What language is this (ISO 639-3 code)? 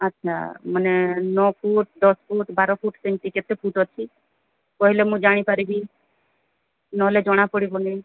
ori